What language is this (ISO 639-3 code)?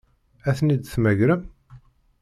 kab